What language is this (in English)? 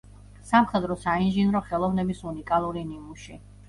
Georgian